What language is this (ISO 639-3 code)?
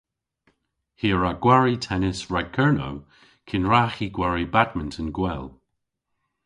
cor